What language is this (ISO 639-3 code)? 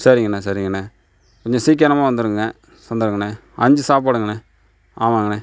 tam